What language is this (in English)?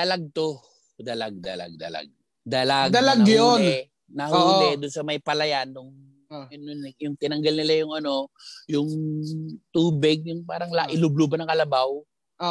Filipino